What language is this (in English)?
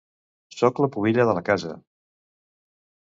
Catalan